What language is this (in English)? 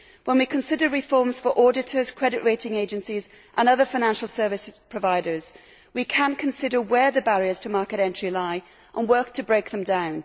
English